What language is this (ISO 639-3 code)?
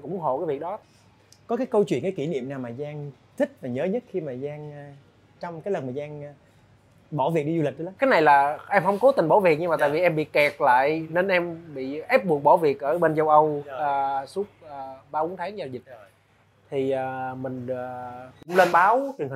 vie